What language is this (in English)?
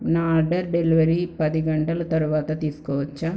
Telugu